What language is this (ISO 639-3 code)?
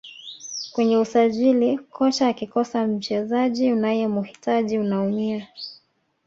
swa